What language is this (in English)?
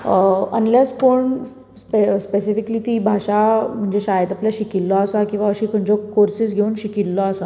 Konkani